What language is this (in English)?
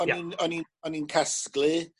Welsh